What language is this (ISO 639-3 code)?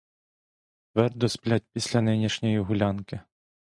ukr